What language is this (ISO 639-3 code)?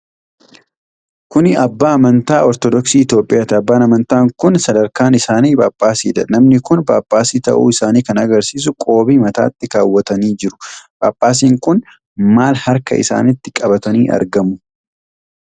orm